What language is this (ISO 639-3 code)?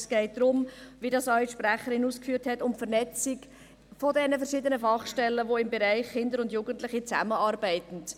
gsw